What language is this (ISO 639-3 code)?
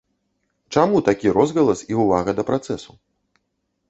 bel